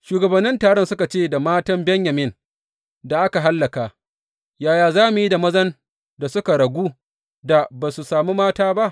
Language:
Hausa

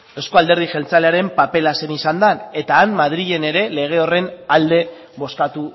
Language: Basque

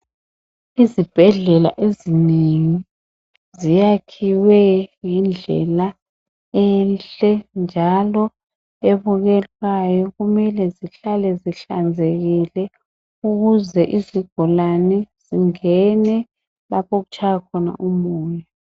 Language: North Ndebele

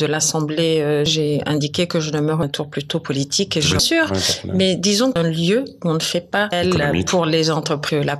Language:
French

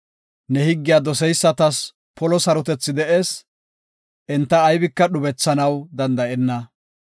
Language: Gofa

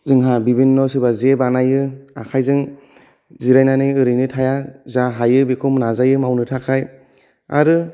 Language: Bodo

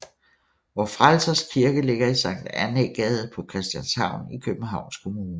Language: Danish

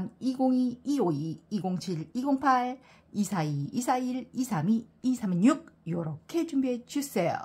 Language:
Korean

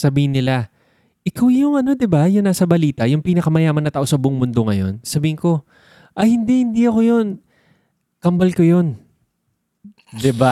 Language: Filipino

